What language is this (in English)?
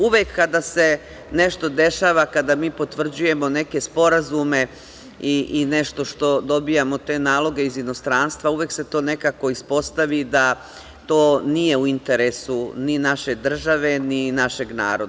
Serbian